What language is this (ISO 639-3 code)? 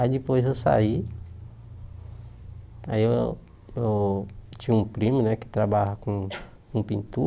por